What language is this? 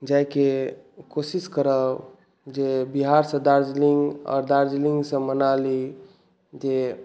Maithili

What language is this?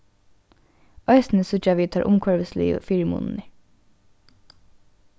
Faroese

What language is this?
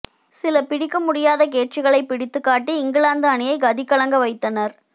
Tamil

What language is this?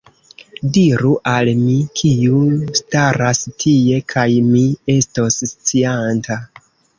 Esperanto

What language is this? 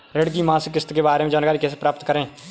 Hindi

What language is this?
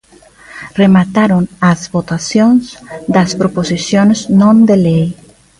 Galician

